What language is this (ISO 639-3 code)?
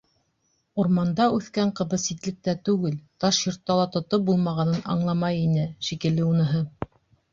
bak